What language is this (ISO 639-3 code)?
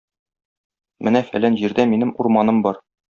tat